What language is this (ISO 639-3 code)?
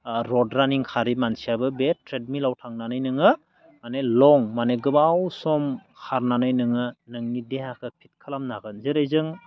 brx